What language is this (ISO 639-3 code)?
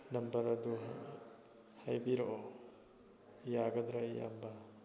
mni